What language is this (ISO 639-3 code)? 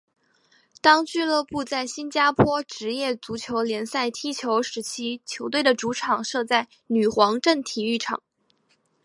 zho